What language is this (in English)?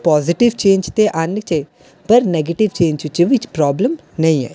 Dogri